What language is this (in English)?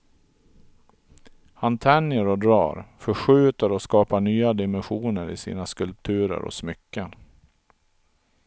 Swedish